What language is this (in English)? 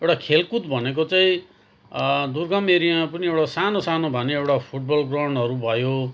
Nepali